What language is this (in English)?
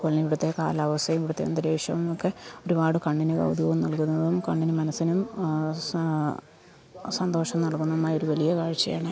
Malayalam